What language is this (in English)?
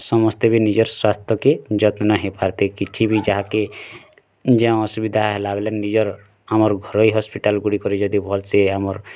Odia